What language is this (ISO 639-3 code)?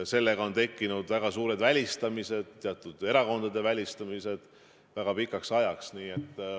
est